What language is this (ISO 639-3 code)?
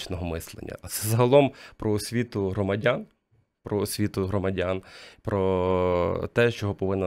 ukr